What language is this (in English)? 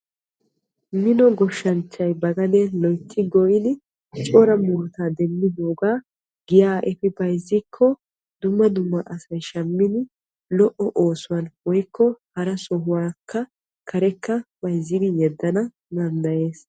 Wolaytta